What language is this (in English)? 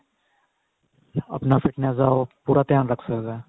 Punjabi